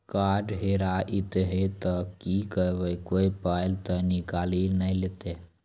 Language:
Maithili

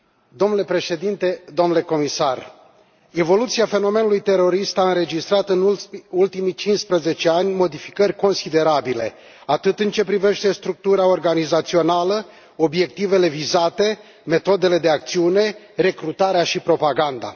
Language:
Romanian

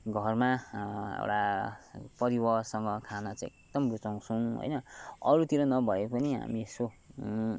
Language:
Nepali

